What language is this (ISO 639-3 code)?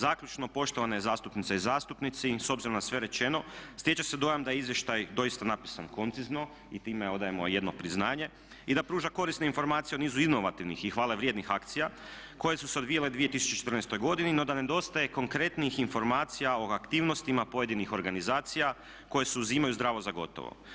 hrv